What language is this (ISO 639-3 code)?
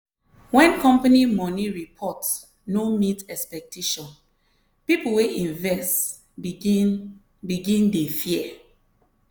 pcm